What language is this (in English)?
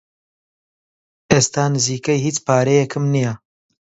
Central Kurdish